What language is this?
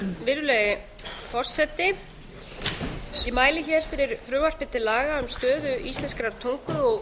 Icelandic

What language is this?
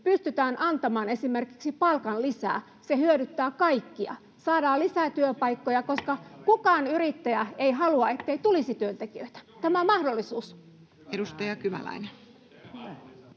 Finnish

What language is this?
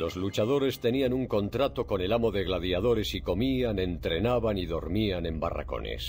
Spanish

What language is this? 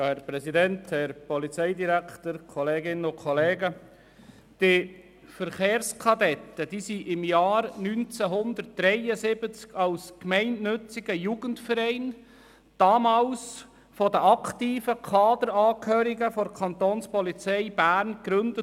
Swiss German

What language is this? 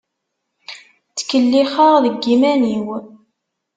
Kabyle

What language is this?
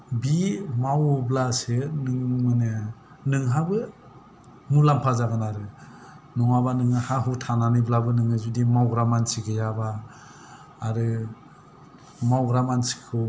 Bodo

